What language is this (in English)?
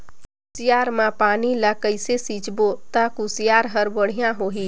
Chhattisgarhi